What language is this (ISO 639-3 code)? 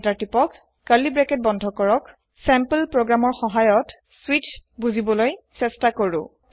asm